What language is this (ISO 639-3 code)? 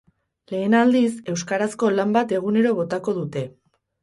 eus